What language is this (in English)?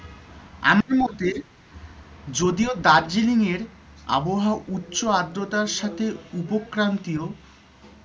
Bangla